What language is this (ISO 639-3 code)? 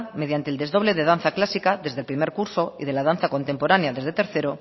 spa